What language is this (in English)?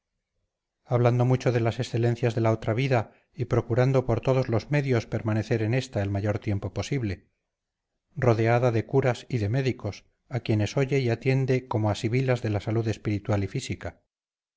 Spanish